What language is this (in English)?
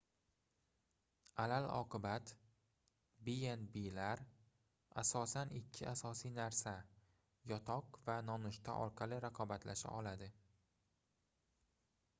Uzbek